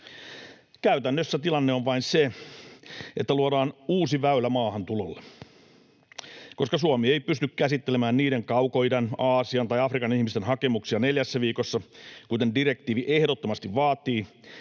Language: Finnish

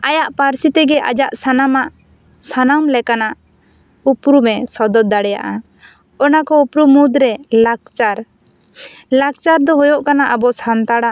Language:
Santali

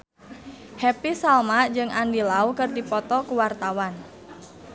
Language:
Sundanese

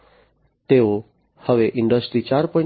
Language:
Gujarati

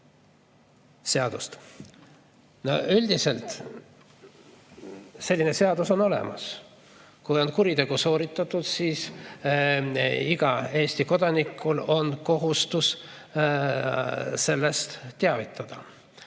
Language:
Estonian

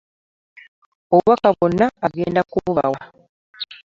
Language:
Ganda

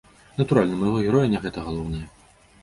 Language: Belarusian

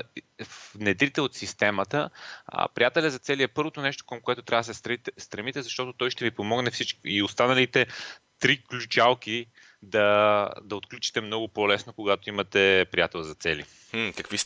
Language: Bulgarian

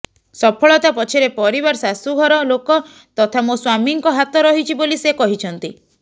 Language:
Odia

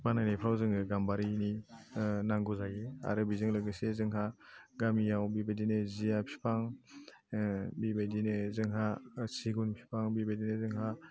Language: Bodo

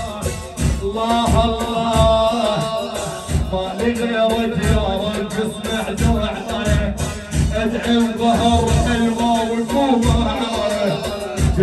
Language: Arabic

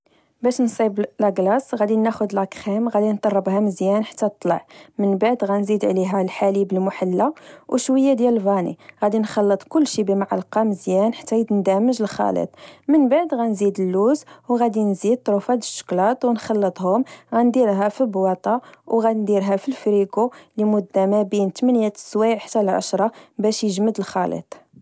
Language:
Moroccan Arabic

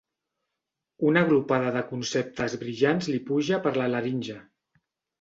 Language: Catalan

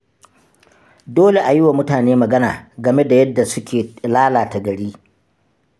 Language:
Hausa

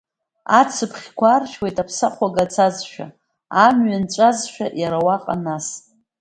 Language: Abkhazian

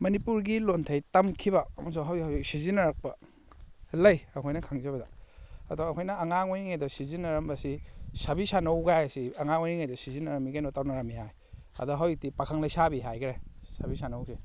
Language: Manipuri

